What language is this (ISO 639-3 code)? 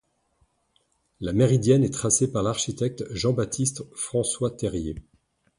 fra